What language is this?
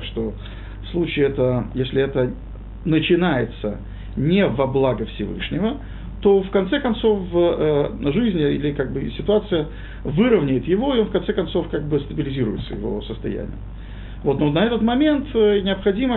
Russian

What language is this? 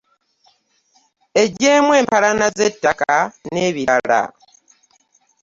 Ganda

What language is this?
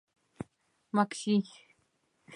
Mari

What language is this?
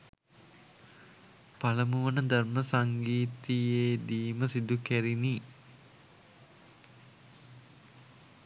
Sinhala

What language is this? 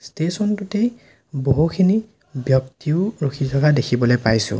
Assamese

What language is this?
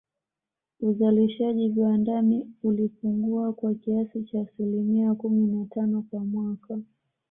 Swahili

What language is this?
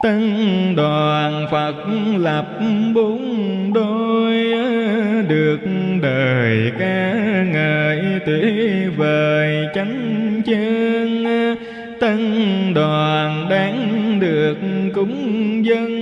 Vietnamese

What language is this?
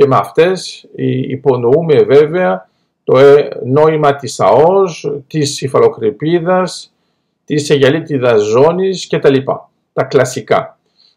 Greek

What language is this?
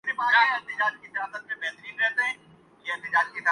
Urdu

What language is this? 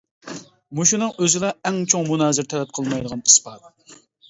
Uyghur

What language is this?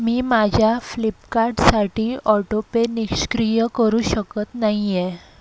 Marathi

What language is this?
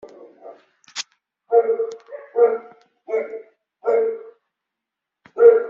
Kabyle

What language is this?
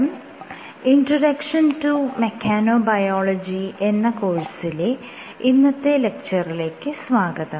Malayalam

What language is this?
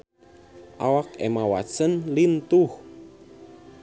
Sundanese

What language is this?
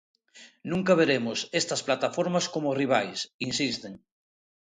Galician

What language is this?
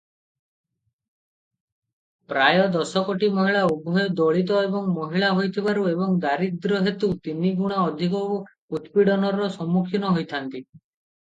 Odia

